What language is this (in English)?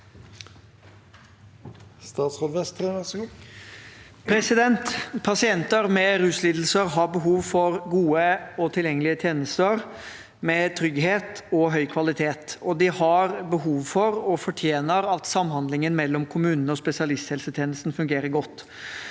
Norwegian